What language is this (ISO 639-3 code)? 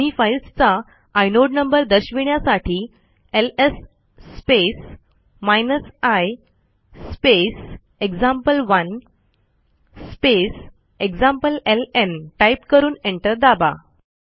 mar